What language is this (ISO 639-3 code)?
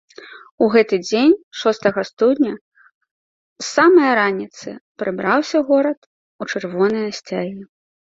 bel